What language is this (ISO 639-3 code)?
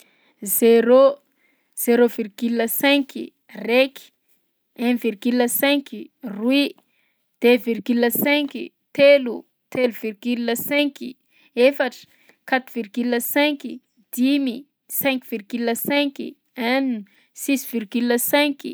bzc